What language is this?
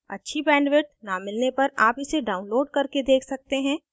Hindi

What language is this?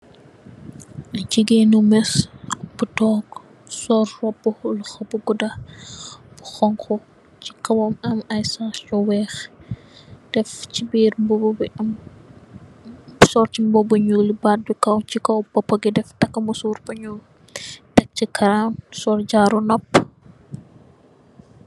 Wolof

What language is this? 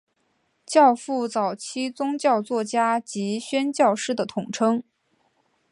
Chinese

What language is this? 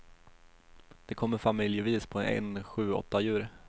Swedish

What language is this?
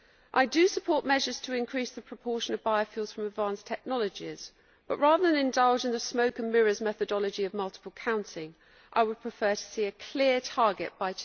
English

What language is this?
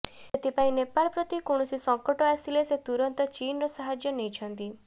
Odia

